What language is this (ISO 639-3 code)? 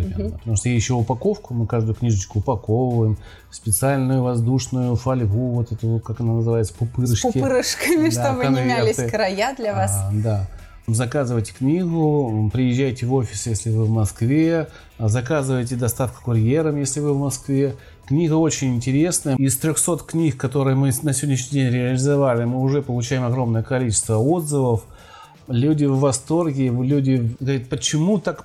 rus